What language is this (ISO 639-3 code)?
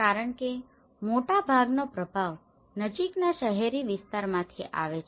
guj